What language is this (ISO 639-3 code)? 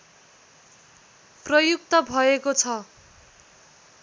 nep